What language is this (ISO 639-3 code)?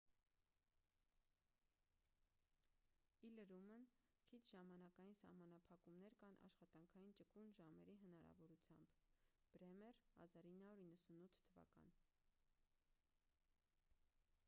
hye